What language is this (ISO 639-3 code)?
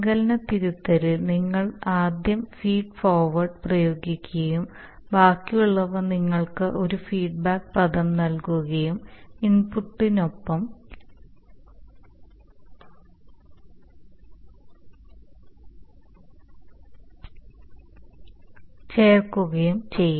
mal